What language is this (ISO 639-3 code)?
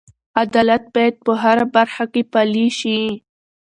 pus